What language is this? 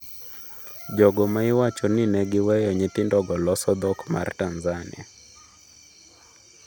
Luo (Kenya and Tanzania)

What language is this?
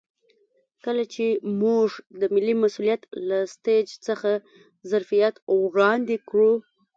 Pashto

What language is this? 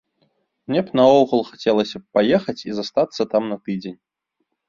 Belarusian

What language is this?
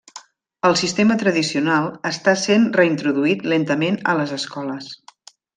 Catalan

